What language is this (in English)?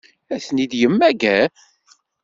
Kabyle